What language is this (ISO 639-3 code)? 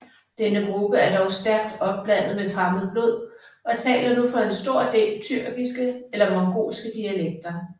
dan